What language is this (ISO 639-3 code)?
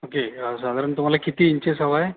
mar